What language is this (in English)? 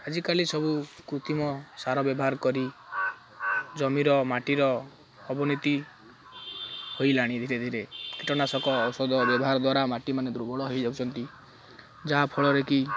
Odia